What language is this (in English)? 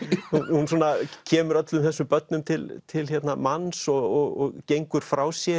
Icelandic